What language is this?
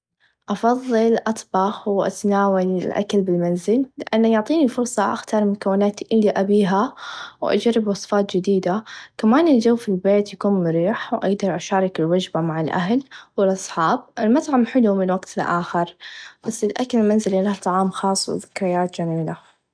Najdi Arabic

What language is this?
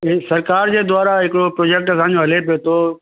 Sindhi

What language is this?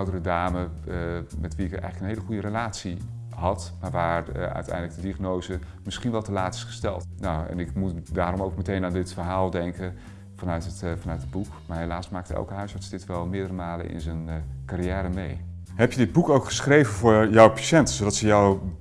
Dutch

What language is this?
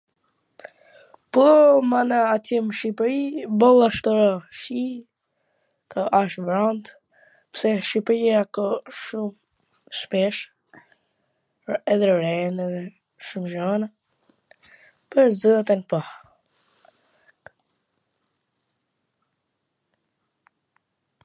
Gheg Albanian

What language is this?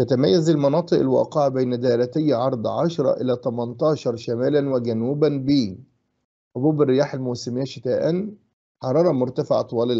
Arabic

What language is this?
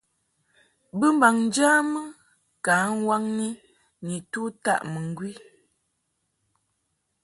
Mungaka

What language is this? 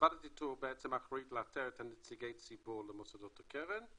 Hebrew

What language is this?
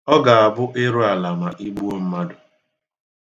Igbo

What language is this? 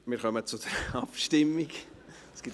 Swiss German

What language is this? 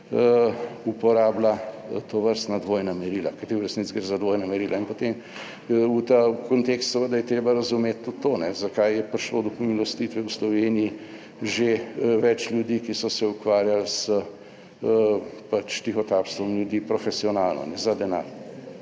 Slovenian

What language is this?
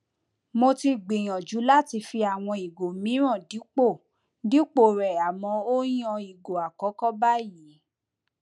Yoruba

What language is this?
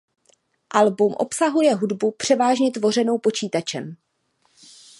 Czech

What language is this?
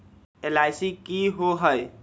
Magahi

